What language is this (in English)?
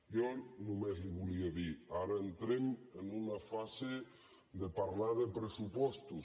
Catalan